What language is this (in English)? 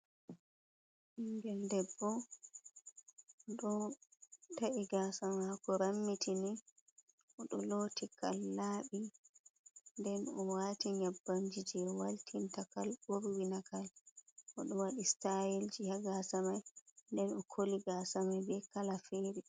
Fula